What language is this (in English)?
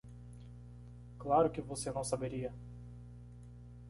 Portuguese